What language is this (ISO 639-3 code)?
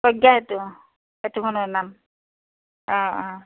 asm